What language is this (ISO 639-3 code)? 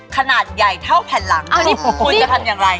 tha